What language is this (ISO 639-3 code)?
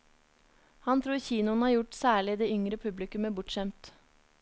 nor